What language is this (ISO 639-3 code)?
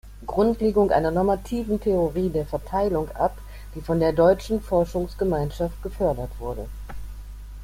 deu